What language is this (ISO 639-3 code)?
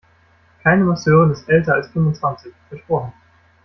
deu